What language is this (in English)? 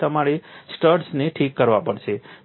Gujarati